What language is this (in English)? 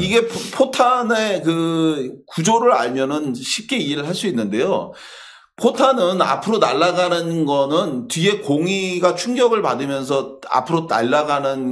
Korean